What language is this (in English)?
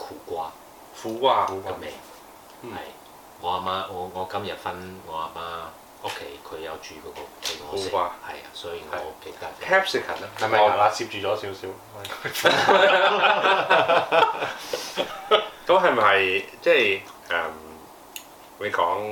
Chinese